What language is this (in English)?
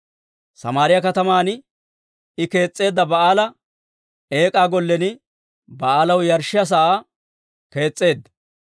Dawro